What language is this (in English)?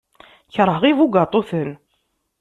Kabyle